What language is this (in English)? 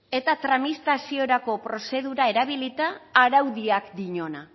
Basque